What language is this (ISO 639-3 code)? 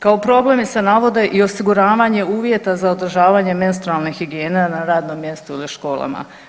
hrv